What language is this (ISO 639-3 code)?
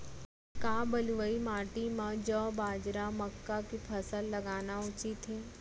hne